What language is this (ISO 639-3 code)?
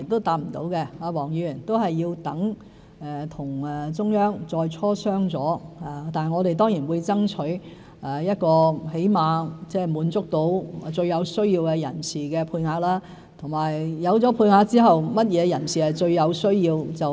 yue